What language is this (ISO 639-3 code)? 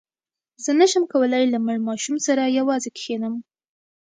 pus